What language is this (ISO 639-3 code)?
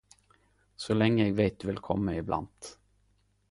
nno